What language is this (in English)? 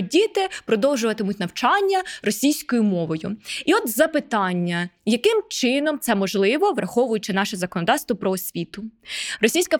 Ukrainian